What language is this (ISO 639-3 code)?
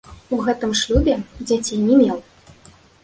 bel